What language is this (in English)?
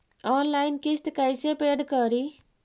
Magahi